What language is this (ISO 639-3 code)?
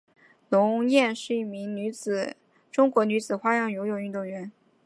zho